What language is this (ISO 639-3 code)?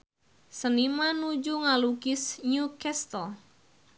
sun